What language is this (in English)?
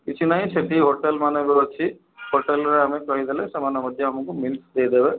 Odia